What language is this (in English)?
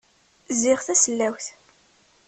Kabyle